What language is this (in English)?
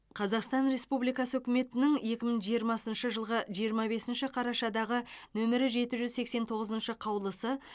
Kazakh